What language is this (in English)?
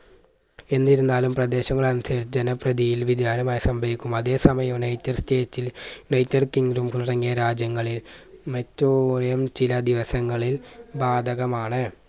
Malayalam